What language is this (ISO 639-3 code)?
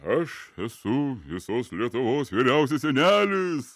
lit